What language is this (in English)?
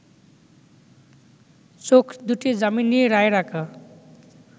Bangla